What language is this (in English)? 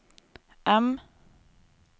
Norwegian